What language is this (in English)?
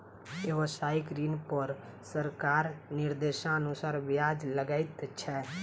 Maithili